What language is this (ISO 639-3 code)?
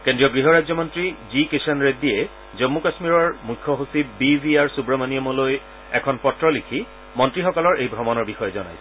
asm